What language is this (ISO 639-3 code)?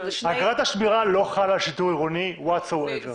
heb